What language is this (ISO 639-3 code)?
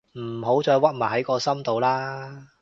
yue